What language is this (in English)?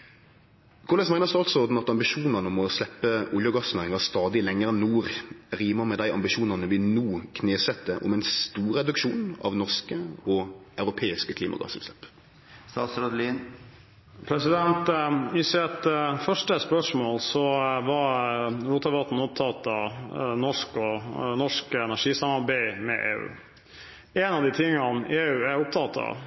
Norwegian